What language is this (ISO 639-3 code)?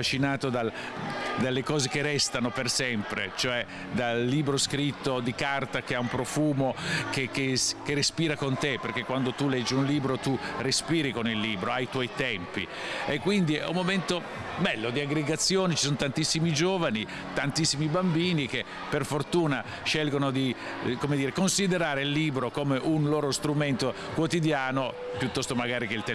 ita